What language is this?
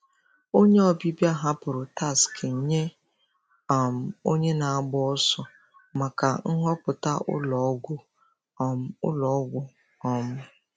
Igbo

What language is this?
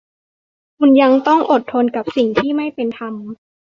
Thai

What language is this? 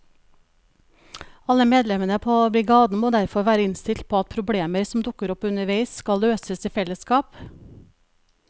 Norwegian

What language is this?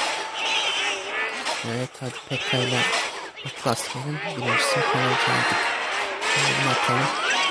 Turkish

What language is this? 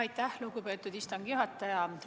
Estonian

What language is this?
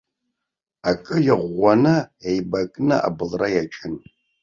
Abkhazian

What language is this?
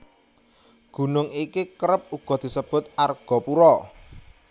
Javanese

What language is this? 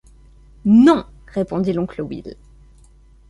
French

